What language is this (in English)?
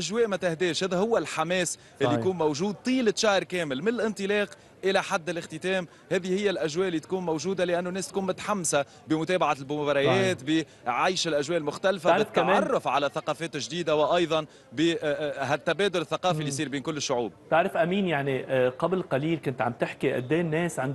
Arabic